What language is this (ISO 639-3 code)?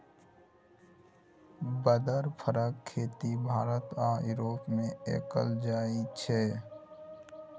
mai